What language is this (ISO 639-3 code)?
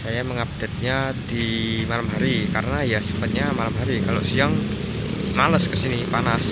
ind